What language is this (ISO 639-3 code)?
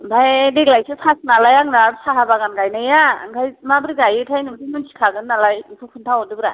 brx